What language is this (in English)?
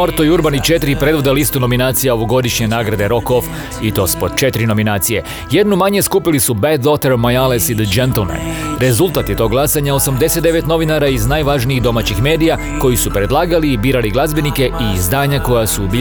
Croatian